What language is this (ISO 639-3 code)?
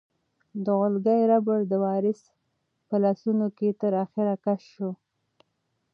pus